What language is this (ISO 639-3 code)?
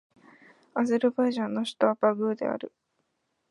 jpn